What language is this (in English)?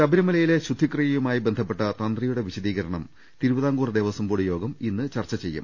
Malayalam